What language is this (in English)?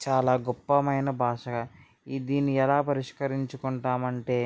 Telugu